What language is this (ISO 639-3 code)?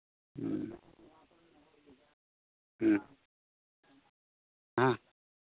sat